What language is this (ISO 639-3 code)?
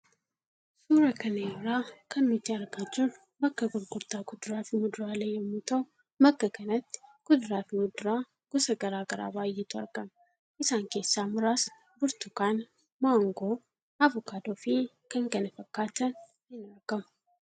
orm